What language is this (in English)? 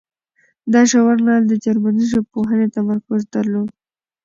Pashto